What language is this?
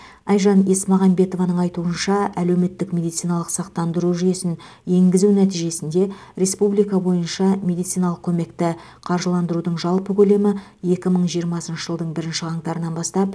Kazakh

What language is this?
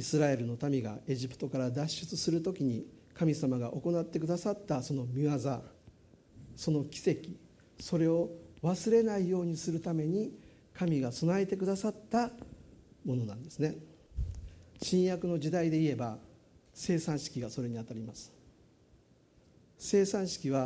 Japanese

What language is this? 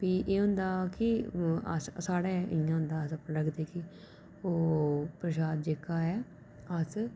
Dogri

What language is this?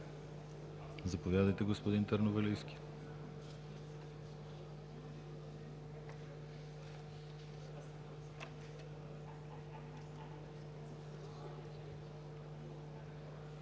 Bulgarian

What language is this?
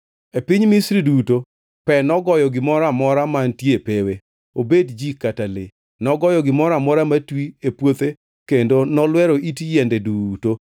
Luo (Kenya and Tanzania)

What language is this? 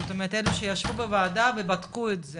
Hebrew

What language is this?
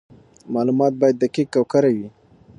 Pashto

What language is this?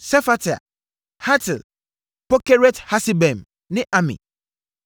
Akan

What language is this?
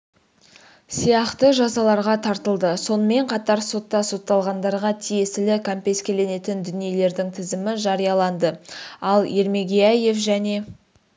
Kazakh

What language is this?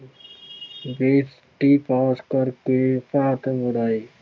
Punjabi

